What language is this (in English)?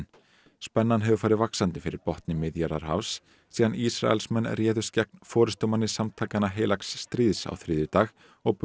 Icelandic